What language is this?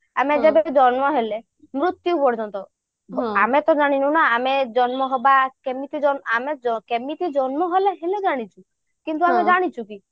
Odia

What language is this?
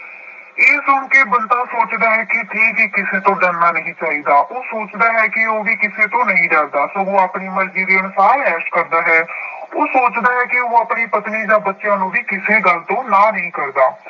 Punjabi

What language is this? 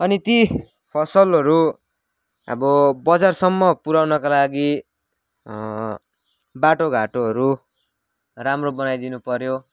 Nepali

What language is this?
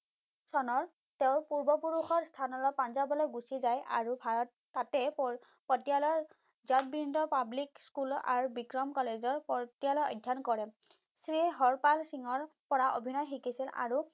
Assamese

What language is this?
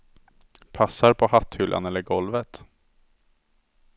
Swedish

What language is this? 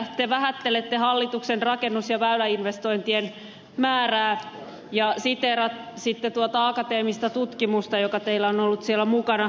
Finnish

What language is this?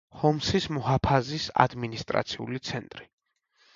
Georgian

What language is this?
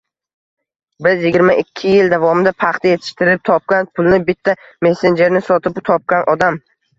Uzbek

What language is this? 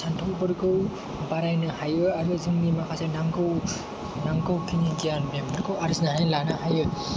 Bodo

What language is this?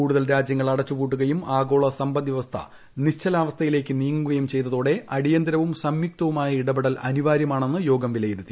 Malayalam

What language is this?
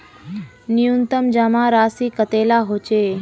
Magahi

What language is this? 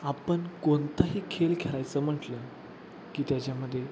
Marathi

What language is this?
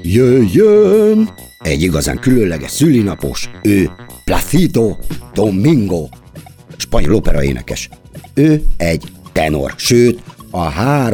Hungarian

